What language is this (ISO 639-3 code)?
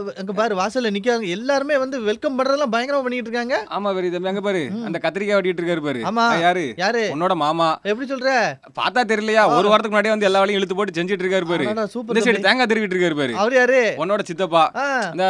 tam